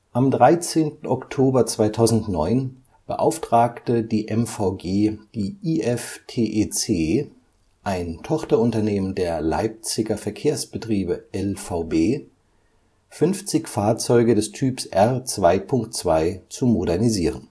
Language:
German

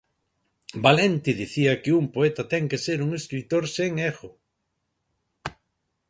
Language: Galician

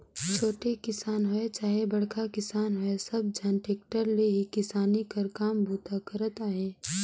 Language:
Chhattisgarhi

